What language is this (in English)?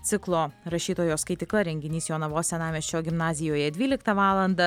Lithuanian